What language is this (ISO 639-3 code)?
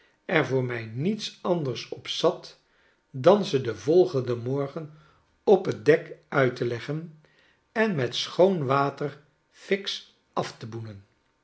nld